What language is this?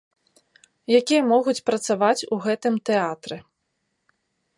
Belarusian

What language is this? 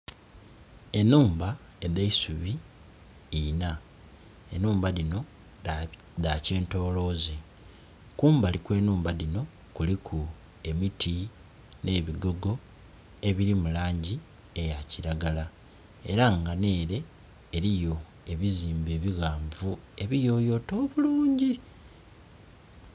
Soga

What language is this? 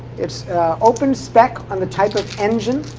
English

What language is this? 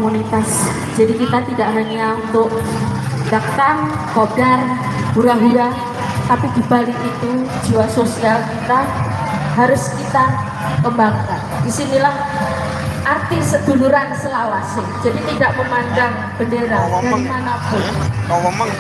Indonesian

